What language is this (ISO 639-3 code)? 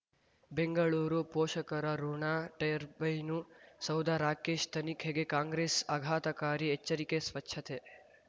kan